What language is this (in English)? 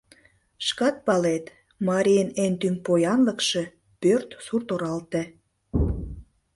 Mari